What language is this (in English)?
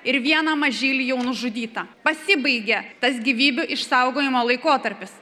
Lithuanian